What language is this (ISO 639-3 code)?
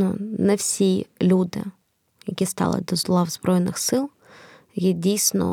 ukr